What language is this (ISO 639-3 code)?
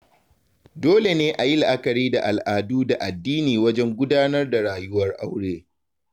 hau